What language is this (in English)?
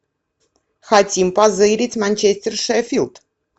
Russian